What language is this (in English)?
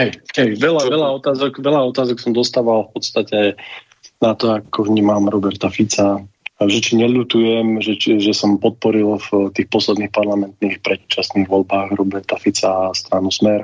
Slovak